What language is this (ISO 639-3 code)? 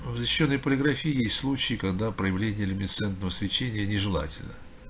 rus